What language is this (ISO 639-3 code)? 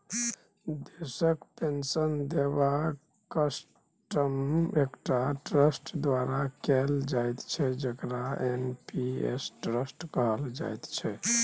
mai